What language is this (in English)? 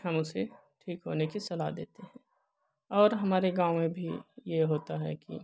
Hindi